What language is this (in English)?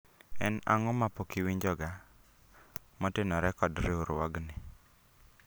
Luo (Kenya and Tanzania)